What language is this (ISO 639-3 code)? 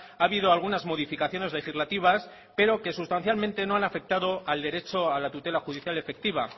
spa